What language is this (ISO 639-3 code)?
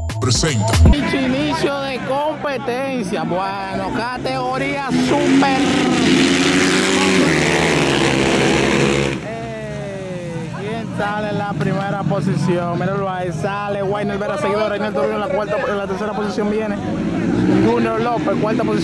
spa